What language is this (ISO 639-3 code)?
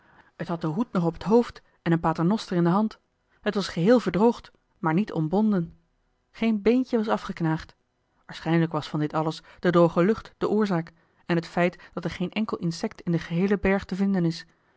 nld